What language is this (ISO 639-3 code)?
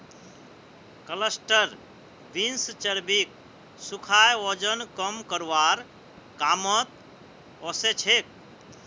mag